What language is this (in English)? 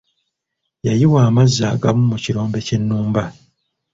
Ganda